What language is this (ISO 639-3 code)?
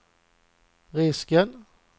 swe